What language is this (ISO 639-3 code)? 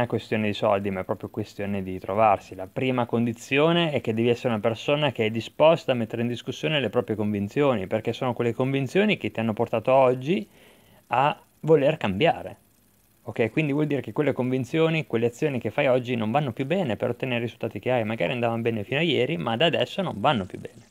ita